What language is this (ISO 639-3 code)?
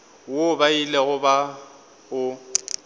nso